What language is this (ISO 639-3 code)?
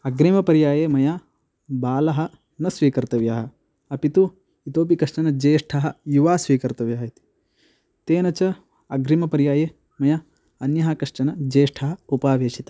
san